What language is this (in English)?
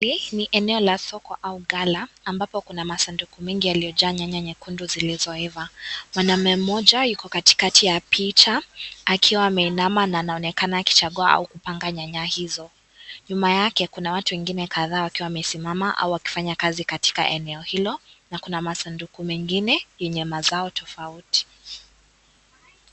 Swahili